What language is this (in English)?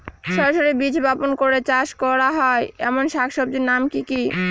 Bangla